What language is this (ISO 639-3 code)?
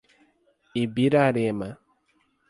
por